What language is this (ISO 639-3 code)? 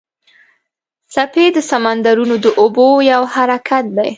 pus